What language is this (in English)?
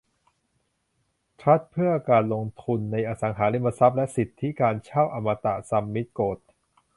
Thai